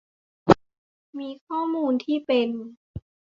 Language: Thai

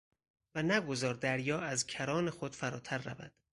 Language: Persian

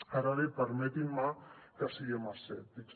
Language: Catalan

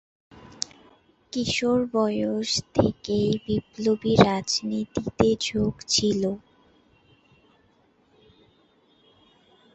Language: Bangla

